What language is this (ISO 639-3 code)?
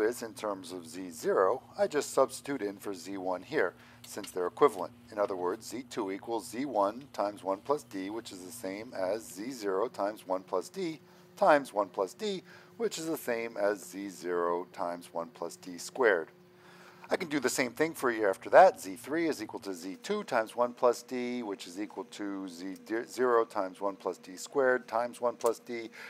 eng